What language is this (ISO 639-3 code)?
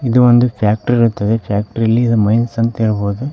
kan